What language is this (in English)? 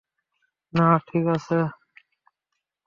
Bangla